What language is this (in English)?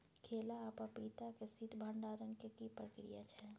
Maithili